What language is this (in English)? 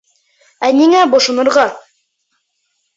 Bashkir